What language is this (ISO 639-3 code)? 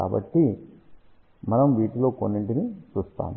tel